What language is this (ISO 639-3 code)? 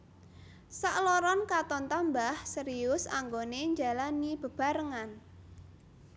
jav